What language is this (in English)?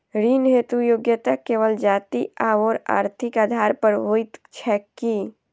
Maithili